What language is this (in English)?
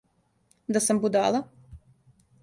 Serbian